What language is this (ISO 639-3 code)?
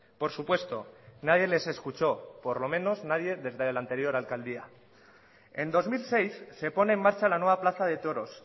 spa